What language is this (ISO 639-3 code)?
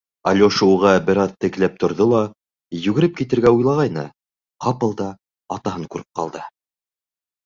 bak